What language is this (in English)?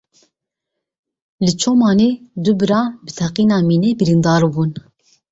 Kurdish